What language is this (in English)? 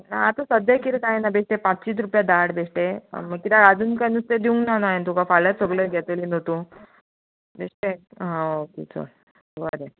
Konkani